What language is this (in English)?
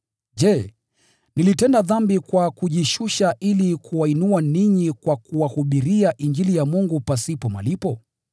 Swahili